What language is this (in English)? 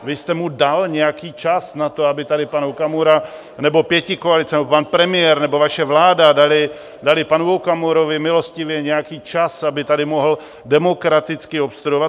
Czech